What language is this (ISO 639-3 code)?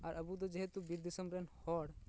sat